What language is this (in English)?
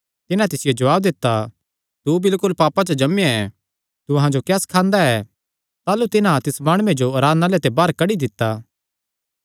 Kangri